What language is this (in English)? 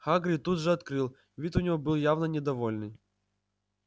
Russian